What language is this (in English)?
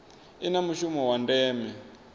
Venda